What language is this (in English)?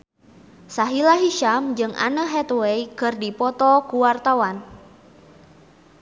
Sundanese